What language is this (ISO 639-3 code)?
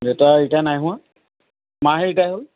asm